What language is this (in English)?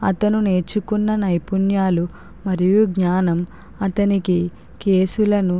Telugu